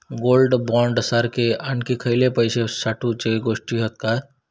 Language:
Marathi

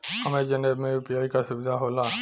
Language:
Bhojpuri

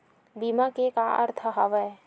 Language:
Chhattisgarhi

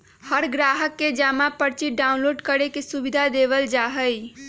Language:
Magahi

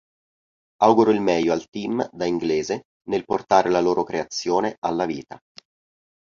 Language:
Italian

